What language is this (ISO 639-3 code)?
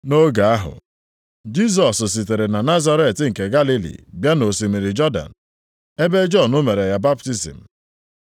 ibo